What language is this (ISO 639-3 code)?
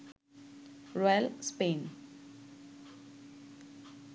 ben